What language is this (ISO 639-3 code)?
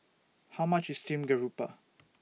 eng